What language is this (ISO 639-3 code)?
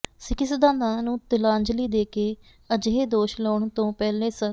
pan